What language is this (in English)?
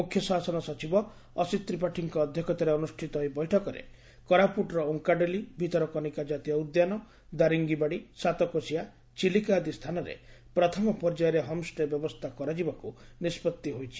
Odia